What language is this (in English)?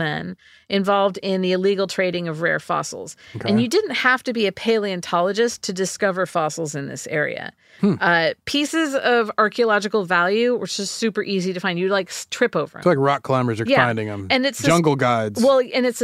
English